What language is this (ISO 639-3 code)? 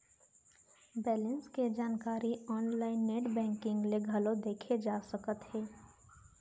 hne